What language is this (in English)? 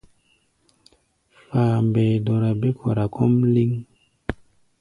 Gbaya